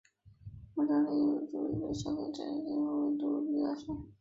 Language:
Chinese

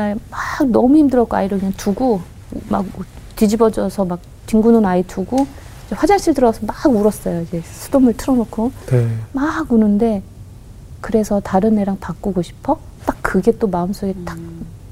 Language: Korean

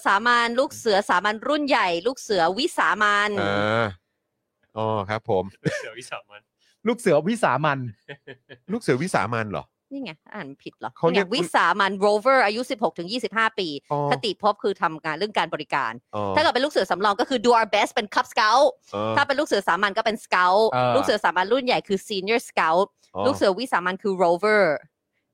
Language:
Thai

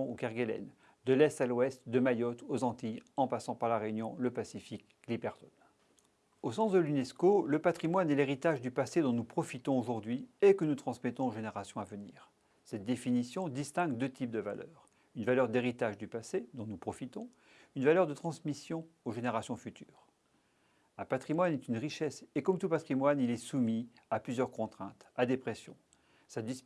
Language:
French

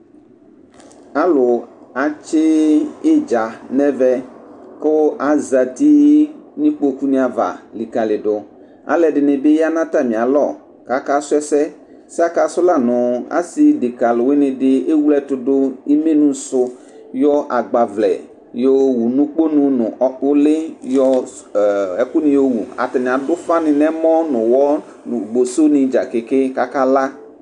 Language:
Ikposo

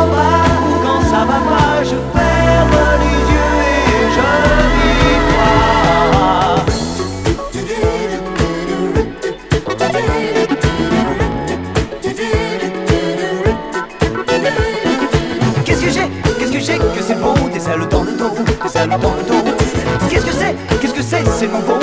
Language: French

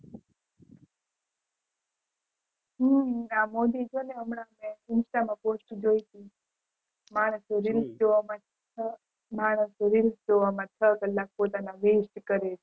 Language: Gujarati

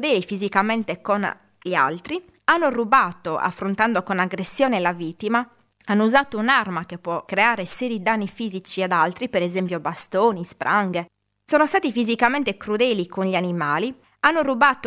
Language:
Italian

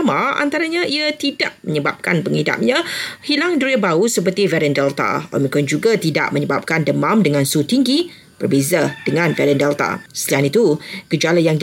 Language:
Malay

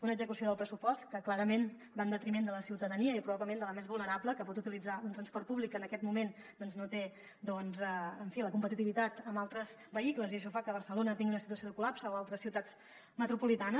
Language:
Catalan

